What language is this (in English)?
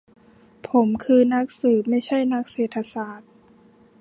Thai